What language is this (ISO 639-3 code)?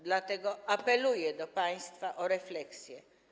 pol